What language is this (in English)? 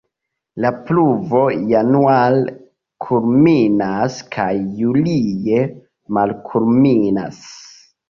Esperanto